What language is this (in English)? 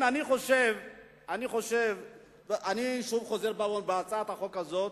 Hebrew